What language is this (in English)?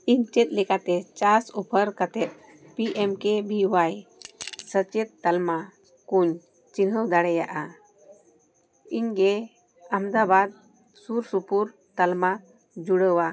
Santali